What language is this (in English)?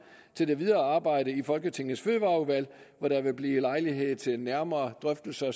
Danish